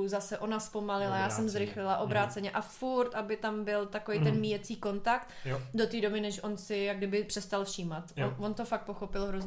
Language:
Czech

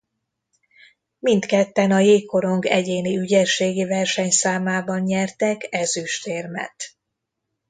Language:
Hungarian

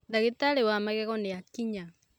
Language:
Kikuyu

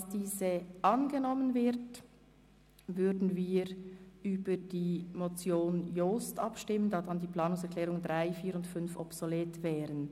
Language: Swiss German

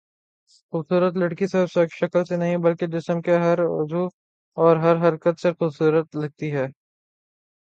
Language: Urdu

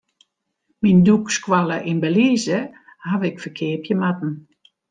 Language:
Western Frisian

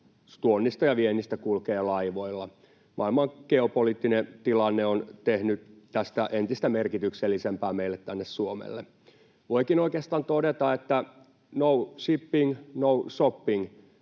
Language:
Finnish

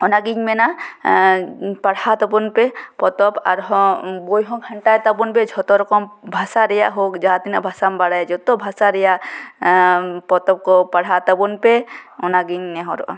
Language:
Santali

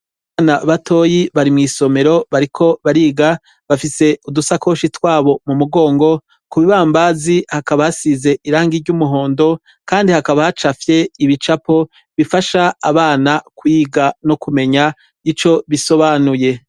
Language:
Rundi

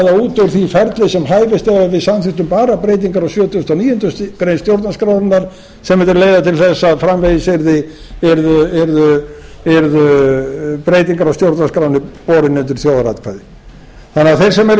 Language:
Icelandic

